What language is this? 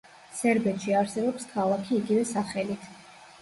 Georgian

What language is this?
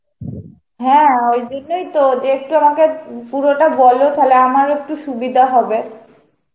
Bangla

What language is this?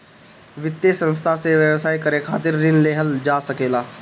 Bhojpuri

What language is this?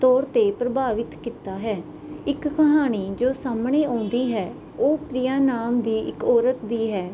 Punjabi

